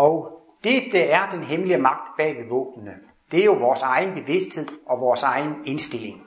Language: Danish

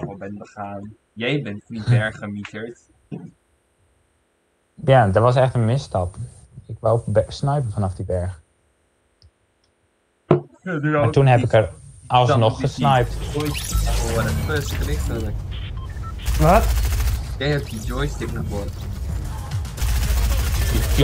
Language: Dutch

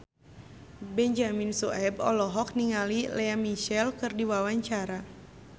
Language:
Sundanese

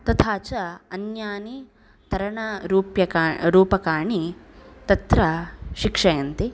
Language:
Sanskrit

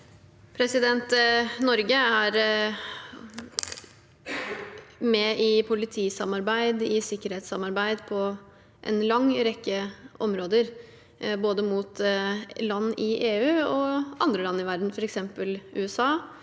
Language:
Norwegian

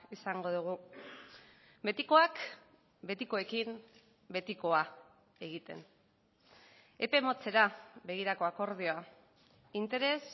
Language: Basque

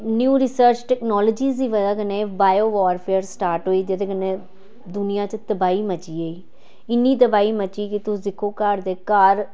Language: Dogri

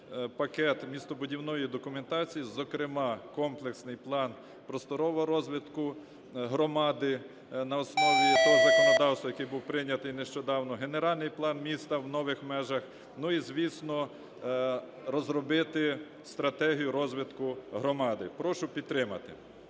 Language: Ukrainian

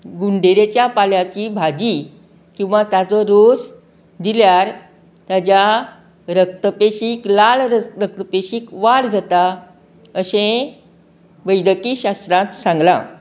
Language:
Konkani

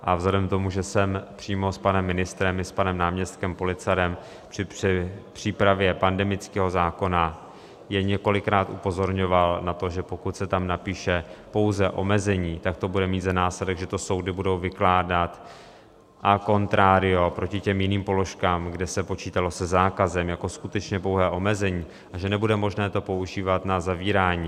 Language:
Czech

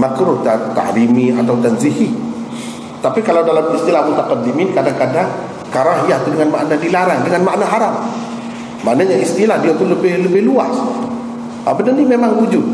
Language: Malay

